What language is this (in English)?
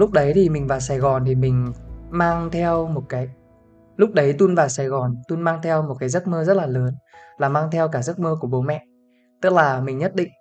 Vietnamese